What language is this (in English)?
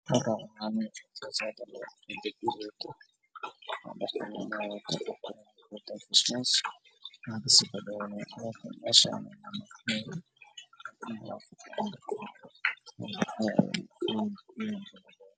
Somali